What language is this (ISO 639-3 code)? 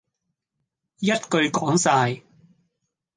yue